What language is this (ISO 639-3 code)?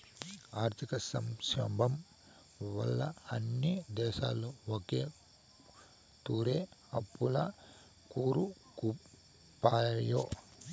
tel